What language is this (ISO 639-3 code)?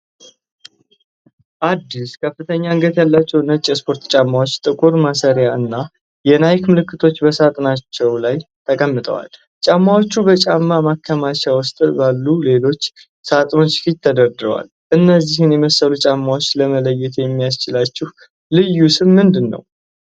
amh